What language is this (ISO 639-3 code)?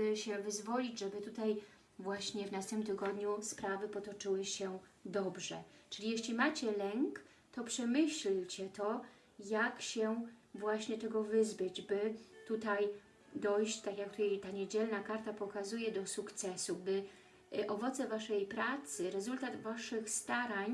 pol